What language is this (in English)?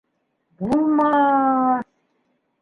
Bashkir